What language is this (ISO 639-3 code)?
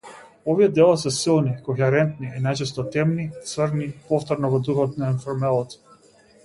mkd